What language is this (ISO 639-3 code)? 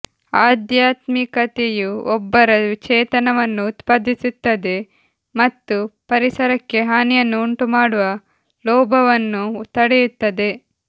kan